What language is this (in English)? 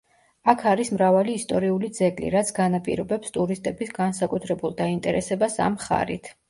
Georgian